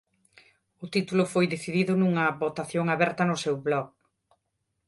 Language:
Galician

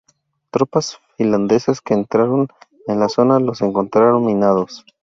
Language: Spanish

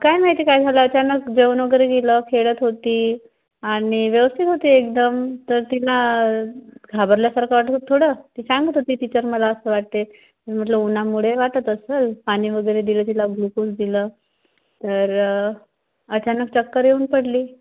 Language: Marathi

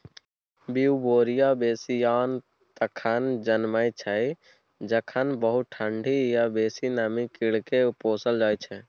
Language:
Maithili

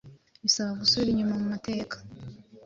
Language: Kinyarwanda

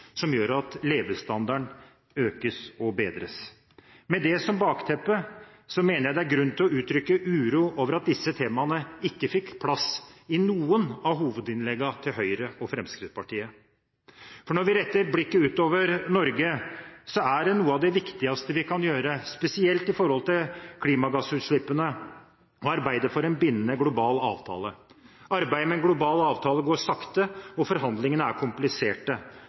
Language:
Norwegian Bokmål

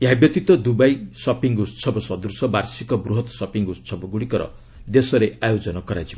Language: Odia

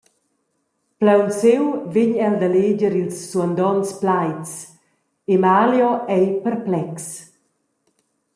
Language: Romansh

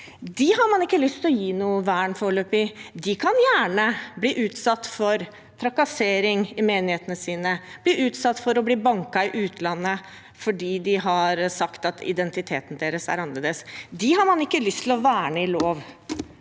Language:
Norwegian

